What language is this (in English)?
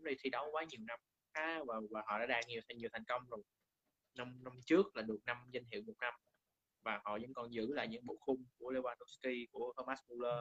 Vietnamese